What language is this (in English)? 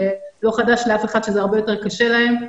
Hebrew